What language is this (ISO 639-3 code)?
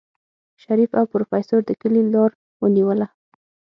pus